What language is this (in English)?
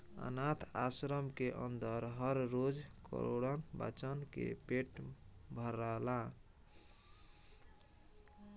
Bhojpuri